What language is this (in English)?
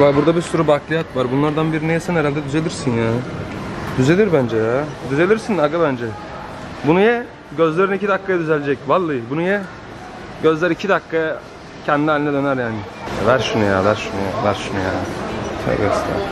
Turkish